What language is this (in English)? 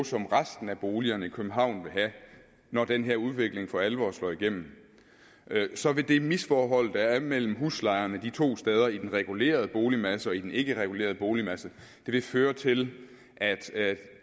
Danish